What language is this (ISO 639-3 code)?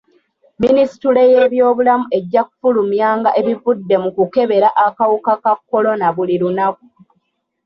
lug